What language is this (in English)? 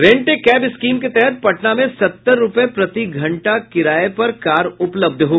Hindi